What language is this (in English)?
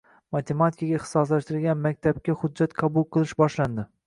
Uzbek